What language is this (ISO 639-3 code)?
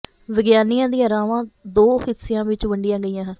pan